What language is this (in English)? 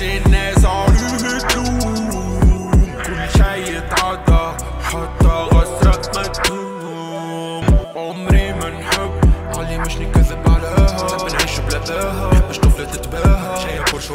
Polish